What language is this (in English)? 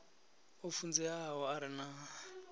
Venda